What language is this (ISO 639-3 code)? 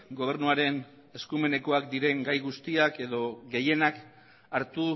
eus